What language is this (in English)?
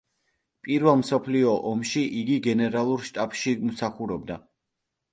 Georgian